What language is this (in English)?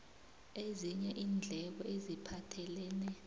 South Ndebele